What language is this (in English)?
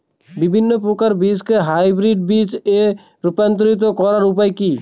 Bangla